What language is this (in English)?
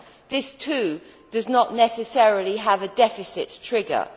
English